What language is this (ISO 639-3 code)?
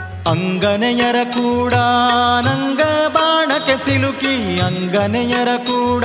kan